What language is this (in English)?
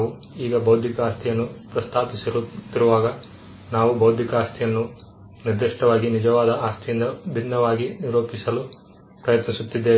Kannada